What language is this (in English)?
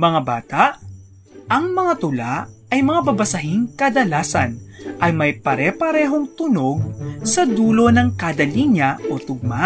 Filipino